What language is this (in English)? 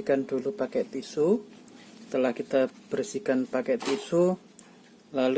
Indonesian